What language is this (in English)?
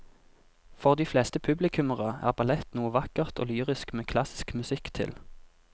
Norwegian